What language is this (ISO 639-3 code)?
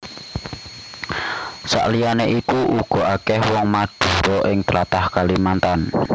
jav